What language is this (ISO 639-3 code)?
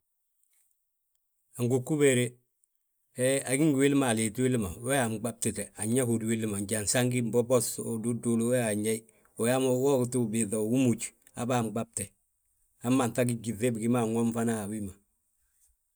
bjt